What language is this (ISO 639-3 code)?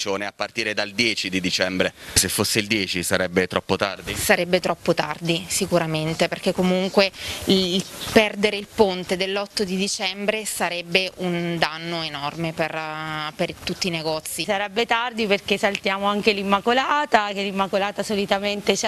ita